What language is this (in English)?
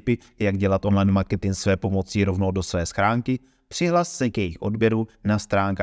Czech